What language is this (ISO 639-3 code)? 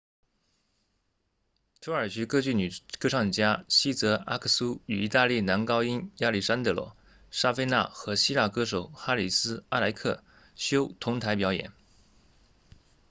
zho